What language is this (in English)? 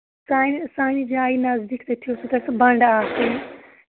Kashmiri